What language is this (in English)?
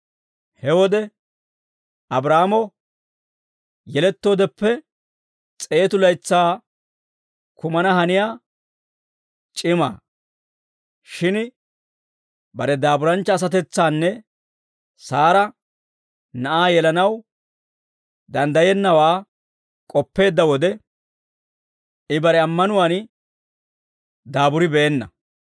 Dawro